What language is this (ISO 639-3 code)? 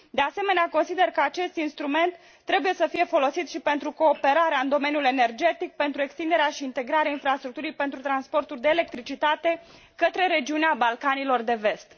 ron